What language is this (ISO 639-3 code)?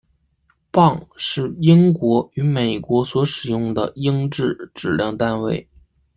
zho